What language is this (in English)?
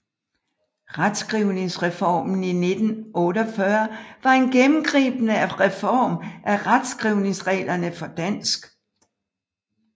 Danish